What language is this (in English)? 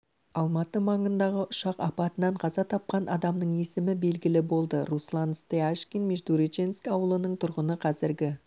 Kazakh